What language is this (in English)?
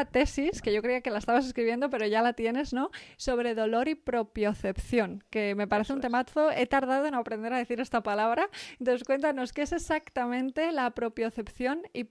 Spanish